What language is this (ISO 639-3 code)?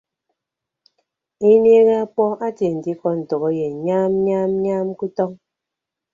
ibb